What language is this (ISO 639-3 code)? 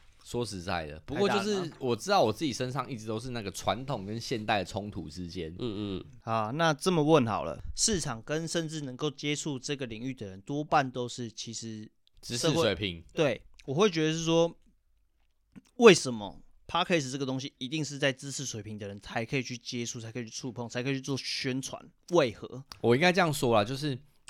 zho